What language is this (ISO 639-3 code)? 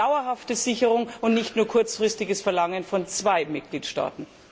deu